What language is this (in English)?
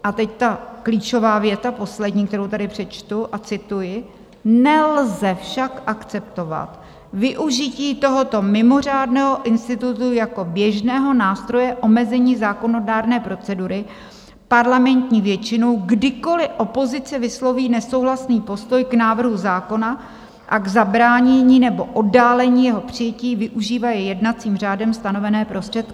Czech